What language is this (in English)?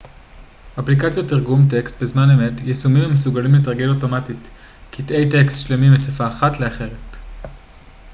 Hebrew